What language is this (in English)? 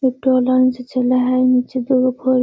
Magahi